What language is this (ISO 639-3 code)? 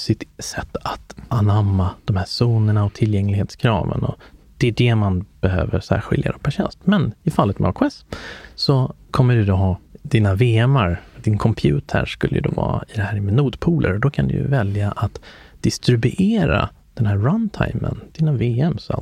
swe